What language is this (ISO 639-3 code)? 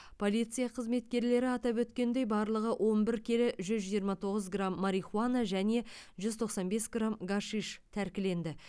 kaz